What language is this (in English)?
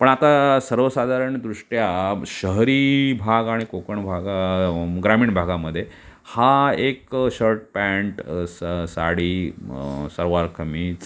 Marathi